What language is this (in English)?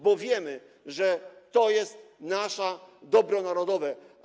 Polish